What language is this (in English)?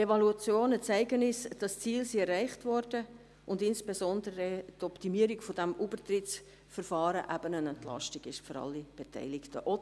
Swiss German